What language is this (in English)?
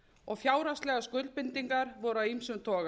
Icelandic